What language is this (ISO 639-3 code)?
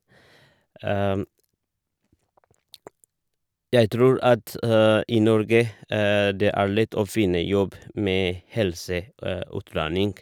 nor